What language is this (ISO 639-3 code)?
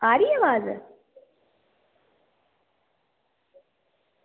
doi